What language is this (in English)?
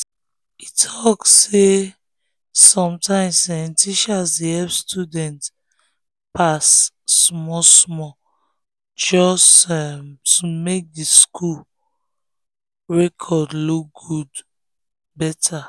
Nigerian Pidgin